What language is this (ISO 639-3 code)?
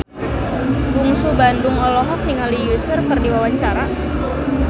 sun